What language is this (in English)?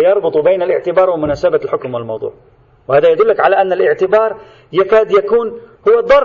Arabic